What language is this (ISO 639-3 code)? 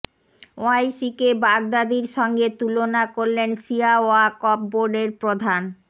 ben